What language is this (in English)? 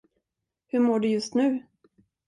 Swedish